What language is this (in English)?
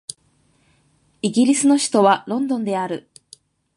Japanese